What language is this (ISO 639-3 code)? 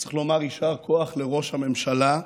heb